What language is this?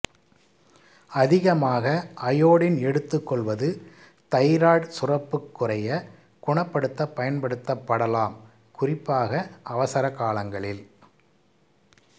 Tamil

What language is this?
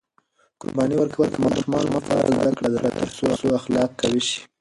Pashto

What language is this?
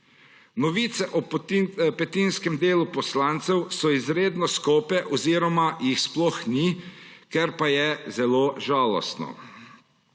Slovenian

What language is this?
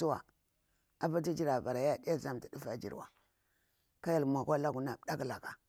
Bura-Pabir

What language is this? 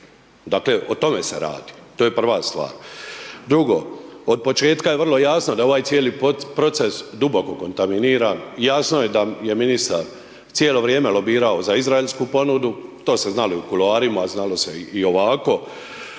Croatian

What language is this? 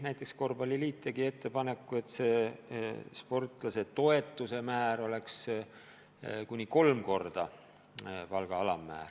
Estonian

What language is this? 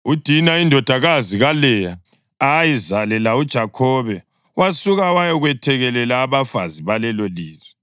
North Ndebele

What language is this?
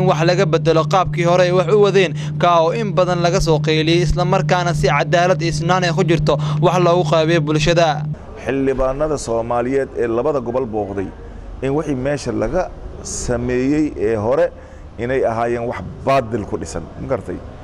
Arabic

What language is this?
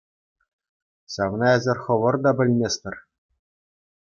Chuvash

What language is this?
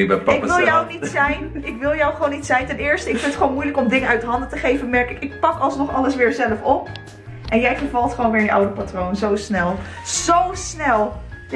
Dutch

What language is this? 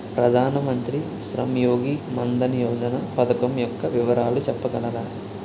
Telugu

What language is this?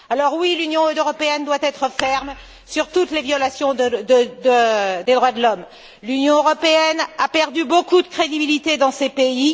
French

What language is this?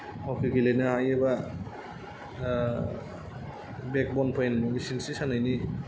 Bodo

